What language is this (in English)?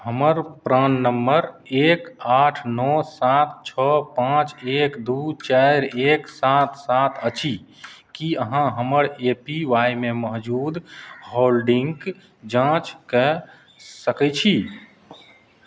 Maithili